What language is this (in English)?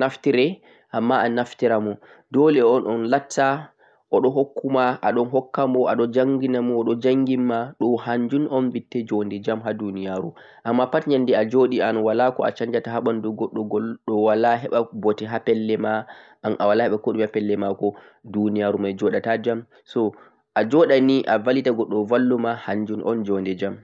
Central-Eastern Niger Fulfulde